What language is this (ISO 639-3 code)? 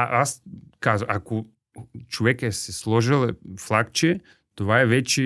bul